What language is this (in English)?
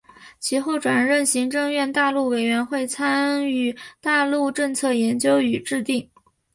Chinese